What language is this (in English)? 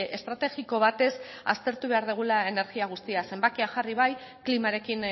Basque